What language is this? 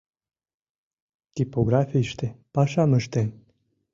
Mari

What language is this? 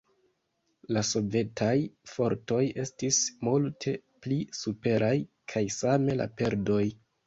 Esperanto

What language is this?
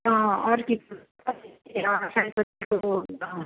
Nepali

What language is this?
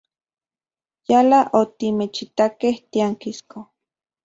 Central Puebla Nahuatl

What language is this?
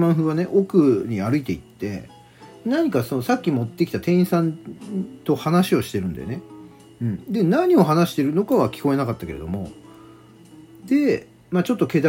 Japanese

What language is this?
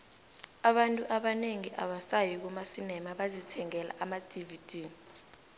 South Ndebele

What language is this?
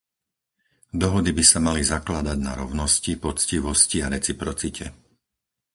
Slovak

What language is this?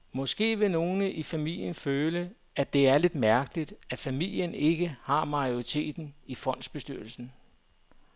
Danish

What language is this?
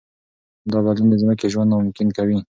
Pashto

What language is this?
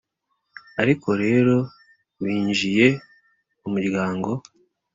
Kinyarwanda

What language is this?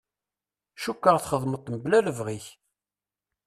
Kabyle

